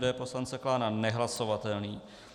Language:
Czech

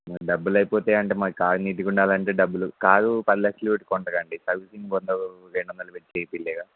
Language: Telugu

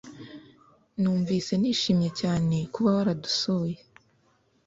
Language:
Kinyarwanda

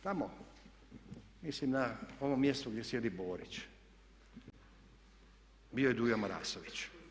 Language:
Croatian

